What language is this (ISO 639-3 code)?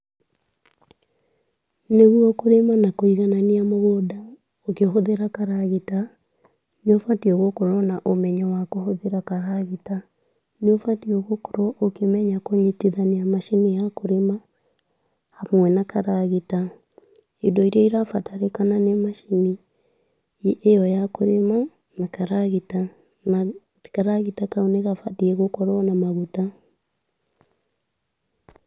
kik